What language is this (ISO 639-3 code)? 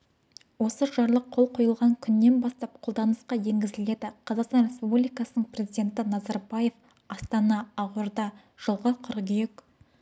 kaz